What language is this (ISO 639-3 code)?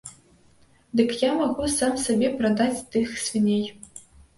bel